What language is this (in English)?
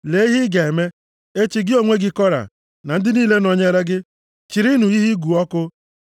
Igbo